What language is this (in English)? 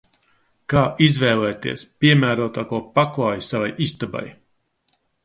Latvian